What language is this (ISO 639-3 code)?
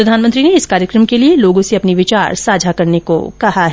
hin